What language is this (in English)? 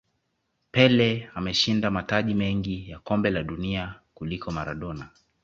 Swahili